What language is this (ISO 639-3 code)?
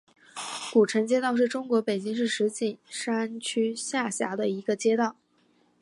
zho